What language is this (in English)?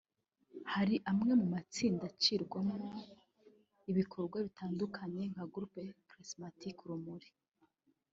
Kinyarwanda